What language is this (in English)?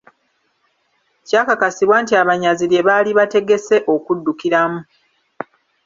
Ganda